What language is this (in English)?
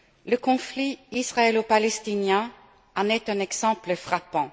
French